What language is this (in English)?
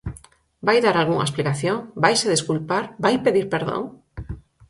Galician